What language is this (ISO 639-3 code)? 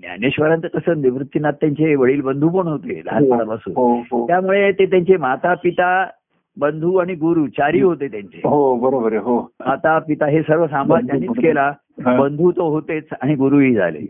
mar